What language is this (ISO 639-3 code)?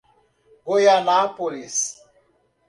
por